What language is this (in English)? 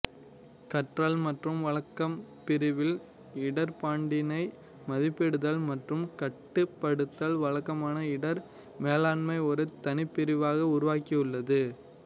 Tamil